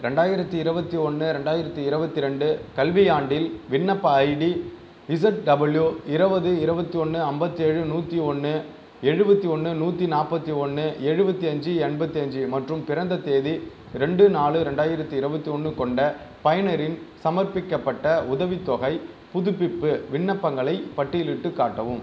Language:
Tamil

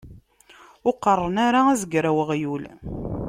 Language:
Kabyle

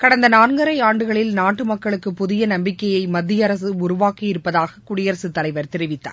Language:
Tamil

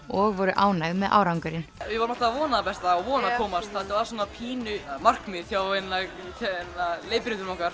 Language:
Icelandic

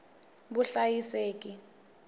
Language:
Tsonga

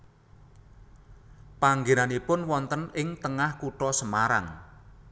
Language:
Javanese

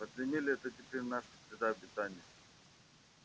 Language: Russian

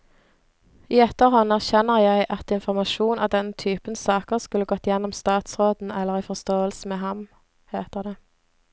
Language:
Norwegian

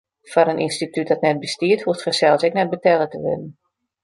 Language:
Western Frisian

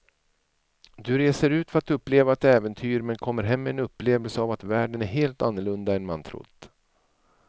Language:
Swedish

